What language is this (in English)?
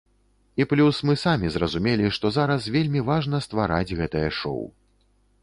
Belarusian